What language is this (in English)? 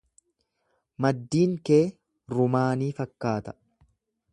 Oromo